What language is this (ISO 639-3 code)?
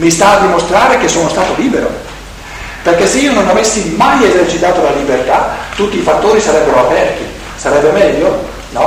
ita